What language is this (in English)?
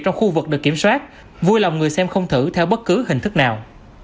Vietnamese